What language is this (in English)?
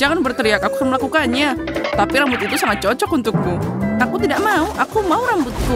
Indonesian